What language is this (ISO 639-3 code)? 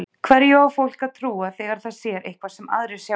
isl